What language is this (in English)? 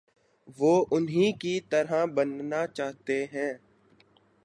Urdu